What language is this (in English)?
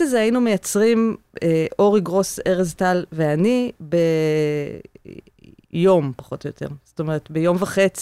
Hebrew